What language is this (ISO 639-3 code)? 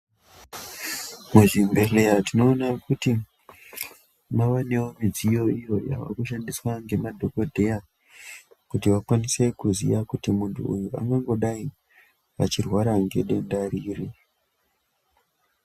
ndc